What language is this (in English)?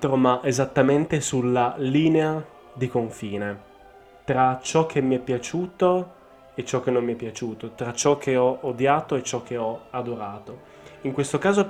Italian